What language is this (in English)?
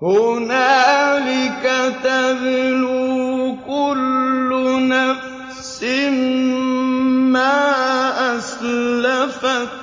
Arabic